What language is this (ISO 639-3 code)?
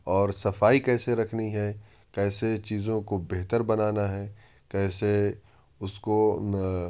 urd